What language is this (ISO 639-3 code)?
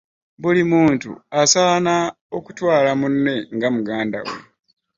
lug